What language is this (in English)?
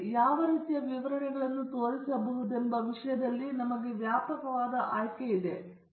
Kannada